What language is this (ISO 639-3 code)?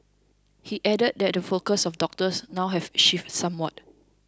eng